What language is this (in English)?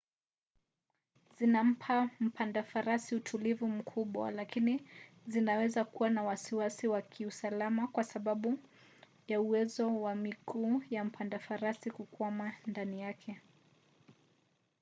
Swahili